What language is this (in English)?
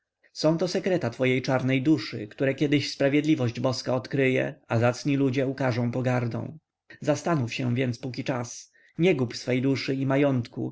Polish